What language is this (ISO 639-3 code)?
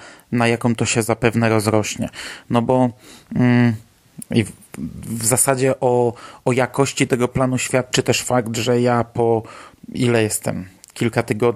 pol